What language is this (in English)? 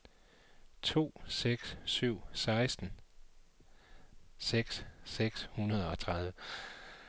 Danish